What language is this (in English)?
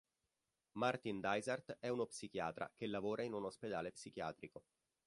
Italian